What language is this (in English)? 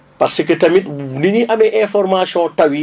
Wolof